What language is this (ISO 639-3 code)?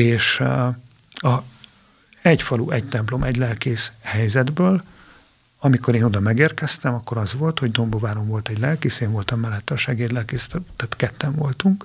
hun